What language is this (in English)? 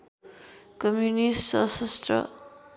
Nepali